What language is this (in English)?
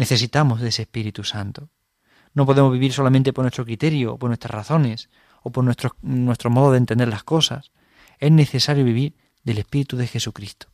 Spanish